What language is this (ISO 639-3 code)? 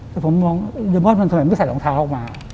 tha